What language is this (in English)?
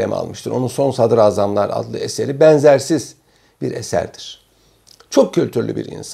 Turkish